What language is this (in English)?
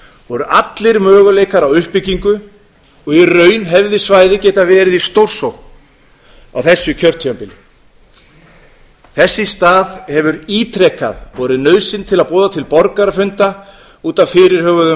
Icelandic